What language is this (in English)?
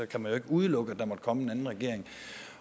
Danish